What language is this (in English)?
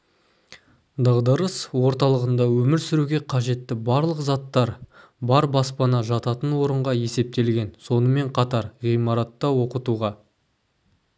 Kazakh